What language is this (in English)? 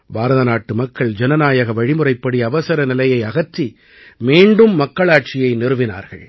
Tamil